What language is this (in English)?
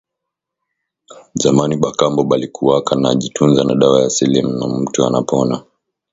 Swahili